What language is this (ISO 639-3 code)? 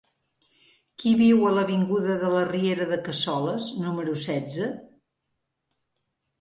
cat